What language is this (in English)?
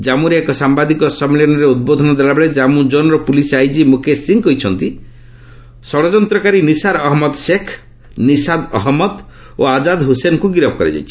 Odia